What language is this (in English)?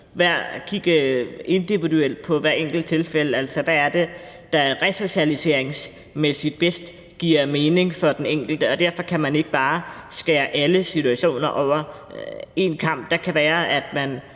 Danish